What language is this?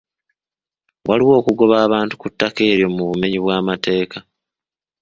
Ganda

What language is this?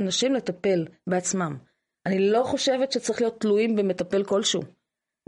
Hebrew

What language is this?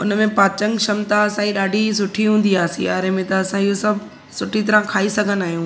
Sindhi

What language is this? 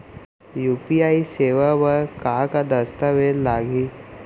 Chhattisgarhi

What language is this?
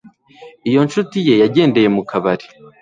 Kinyarwanda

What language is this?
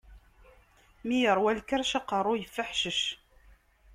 Kabyle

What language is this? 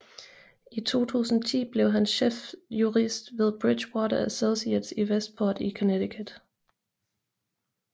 Danish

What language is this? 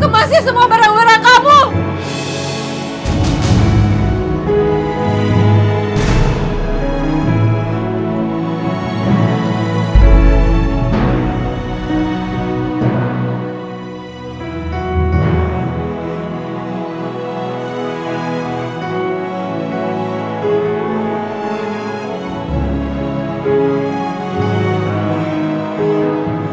Indonesian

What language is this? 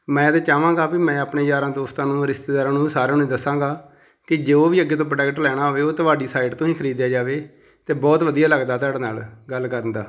Punjabi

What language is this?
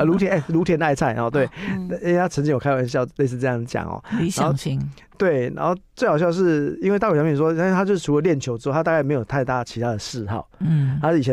Chinese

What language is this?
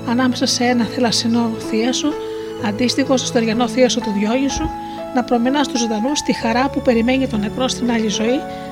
Greek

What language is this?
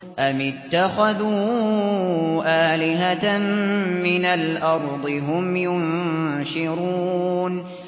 Arabic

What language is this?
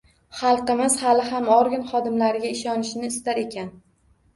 Uzbek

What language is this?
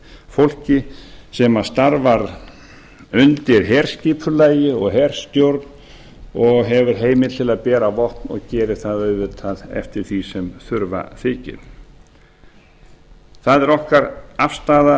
Icelandic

